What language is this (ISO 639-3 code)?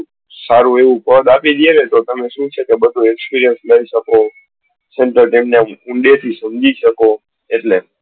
guj